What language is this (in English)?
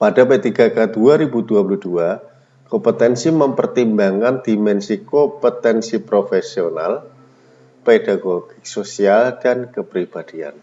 Indonesian